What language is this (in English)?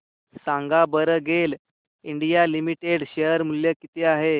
Marathi